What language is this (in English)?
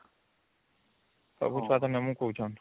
Odia